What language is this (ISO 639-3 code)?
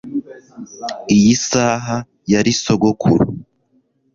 kin